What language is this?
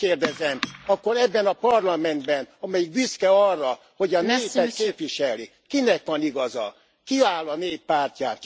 Hungarian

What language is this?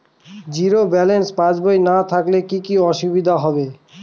Bangla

